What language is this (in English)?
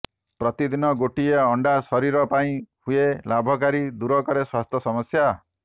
Odia